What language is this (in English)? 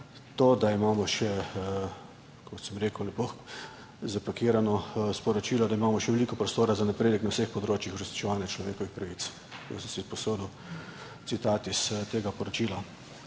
Slovenian